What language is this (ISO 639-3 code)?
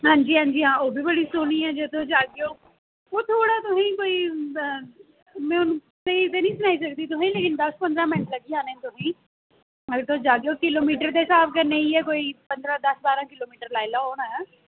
doi